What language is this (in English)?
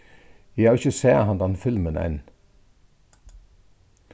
Faroese